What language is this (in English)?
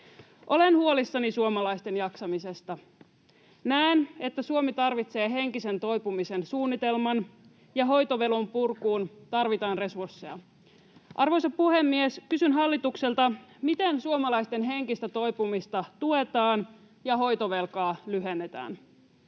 Finnish